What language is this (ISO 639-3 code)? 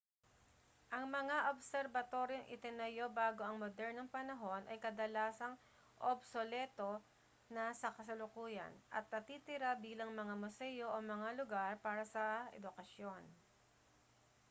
fil